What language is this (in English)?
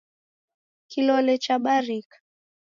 Taita